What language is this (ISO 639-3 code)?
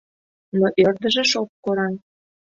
chm